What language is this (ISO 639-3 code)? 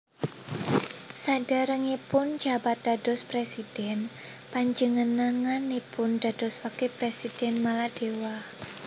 jav